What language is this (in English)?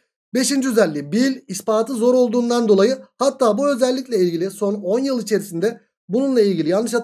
Turkish